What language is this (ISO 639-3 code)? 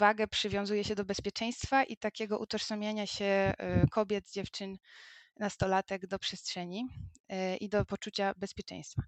pol